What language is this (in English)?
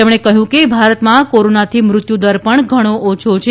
Gujarati